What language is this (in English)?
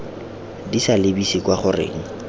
Tswana